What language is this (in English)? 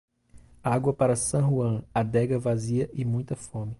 Portuguese